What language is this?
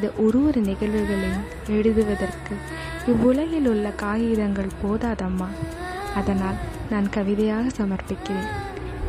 Tamil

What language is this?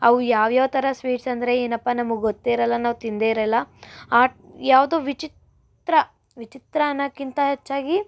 Kannada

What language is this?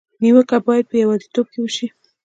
Pashto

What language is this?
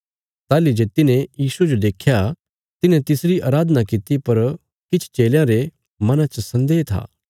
Bilaspuri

